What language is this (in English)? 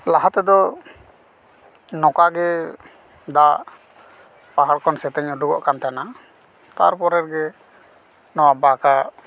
Santali